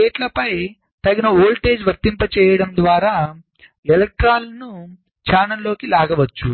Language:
Telugu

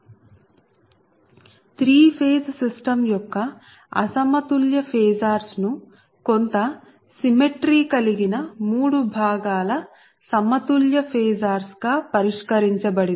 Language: Telugu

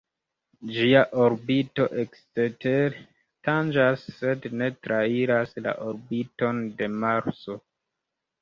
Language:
Esperanto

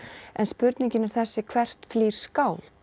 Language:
Icelandic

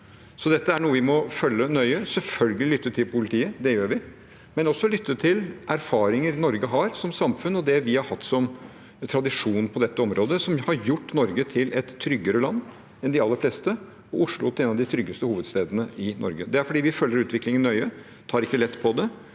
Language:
Norwegian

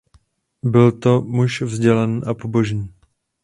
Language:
Czech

